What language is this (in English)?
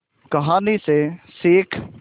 Hindi